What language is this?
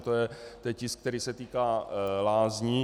Czech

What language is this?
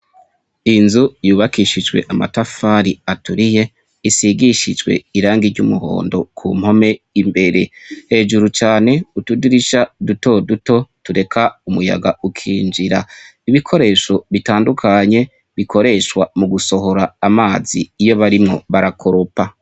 Rundi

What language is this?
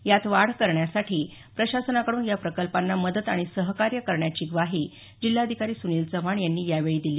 Marathi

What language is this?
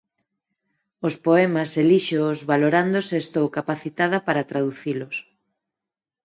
Galician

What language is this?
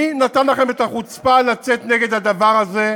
Hebrew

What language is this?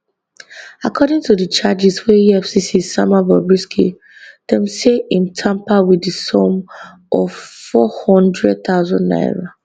Nigerian Pidgin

